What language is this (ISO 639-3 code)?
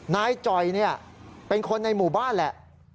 tha